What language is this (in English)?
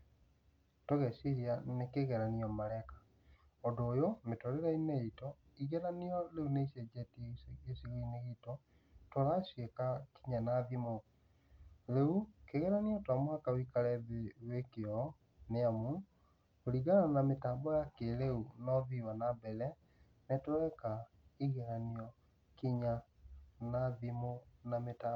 Kikuyu